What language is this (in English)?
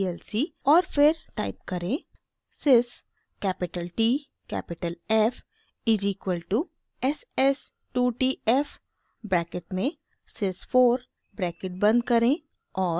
Hindi